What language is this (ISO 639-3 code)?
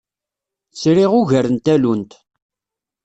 kab